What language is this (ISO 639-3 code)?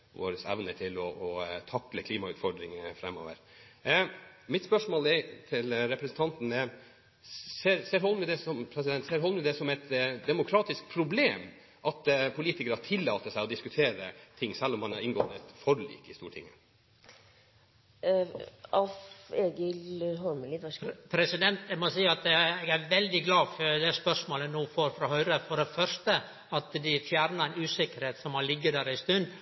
nor